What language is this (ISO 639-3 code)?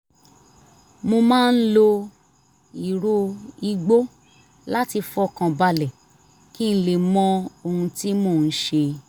yor